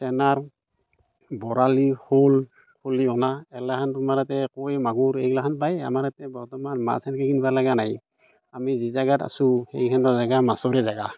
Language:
Assamese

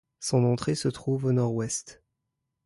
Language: French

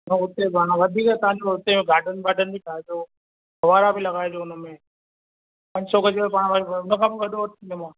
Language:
Sindhi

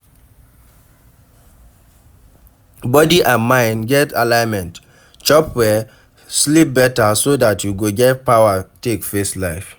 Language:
Nigerian Pidgin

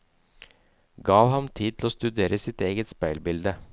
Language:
Norwegian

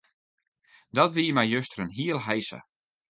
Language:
Western Frisian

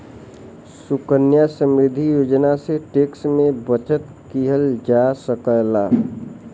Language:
Bhojpuri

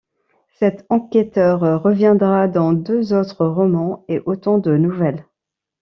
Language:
French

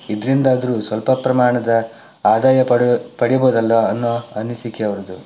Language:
Kannada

